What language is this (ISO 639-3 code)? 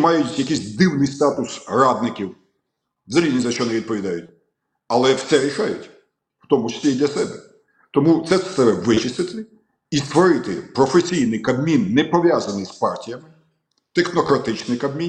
ukr